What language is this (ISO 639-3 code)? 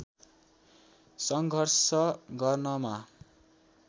nep